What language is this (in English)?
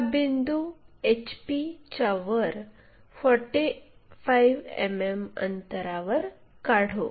Marathi